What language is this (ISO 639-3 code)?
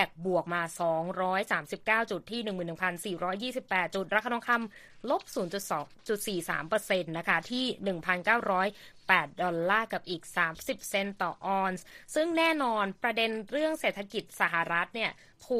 tha